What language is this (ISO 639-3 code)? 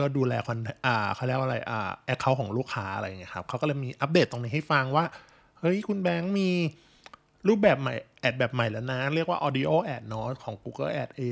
tha